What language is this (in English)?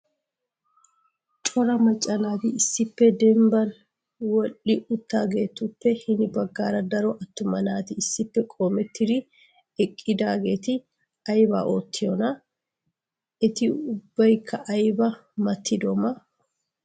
Wolaytta